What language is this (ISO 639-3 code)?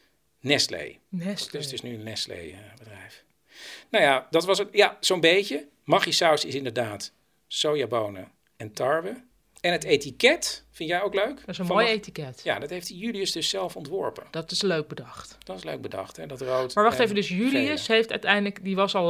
nld